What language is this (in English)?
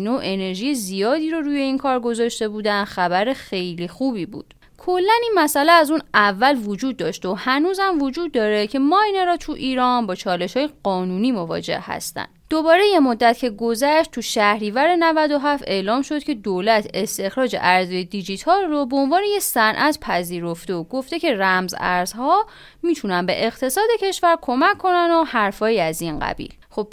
Persian